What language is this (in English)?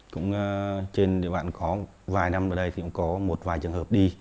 Vietnamese